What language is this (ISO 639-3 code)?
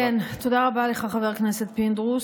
heb